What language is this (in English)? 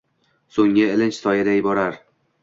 Uzbek